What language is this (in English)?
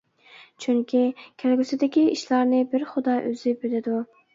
Uyghur